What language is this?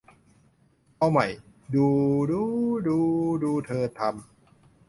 Thai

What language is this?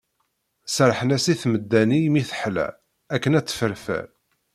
Kabyle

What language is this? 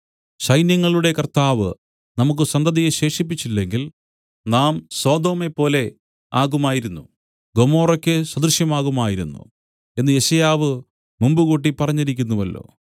Malayalam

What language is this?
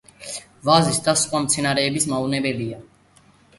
Georgian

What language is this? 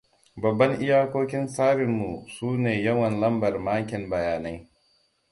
Hausa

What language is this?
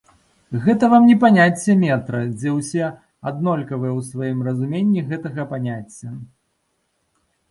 Belarusian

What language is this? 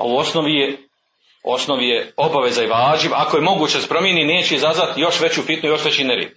Croatian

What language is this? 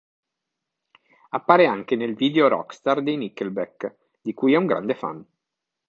Italian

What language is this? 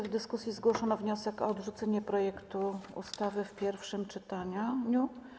Polish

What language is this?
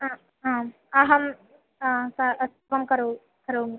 Sanskrit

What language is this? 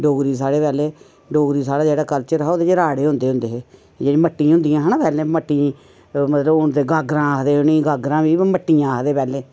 Dogri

